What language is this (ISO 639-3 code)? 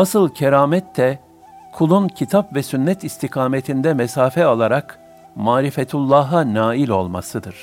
tur